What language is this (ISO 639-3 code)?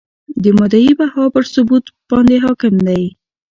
pus